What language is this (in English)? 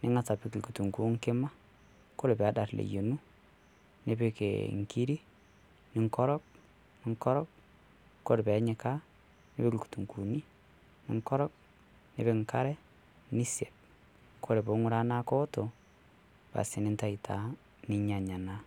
Masai